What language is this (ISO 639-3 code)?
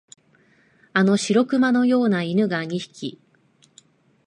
jpn